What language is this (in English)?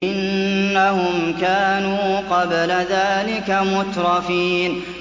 Arabic